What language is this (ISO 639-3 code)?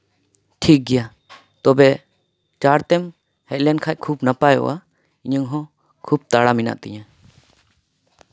sat